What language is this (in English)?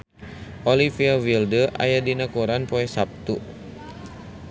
Sundanese